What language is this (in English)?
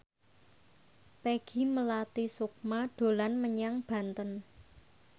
Javanese